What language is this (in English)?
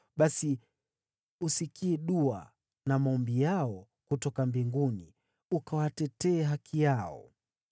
Swahili